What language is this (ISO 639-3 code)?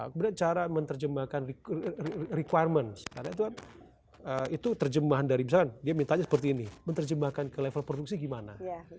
ind